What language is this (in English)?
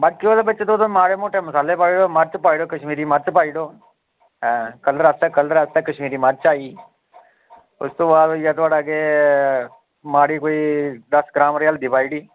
Dogri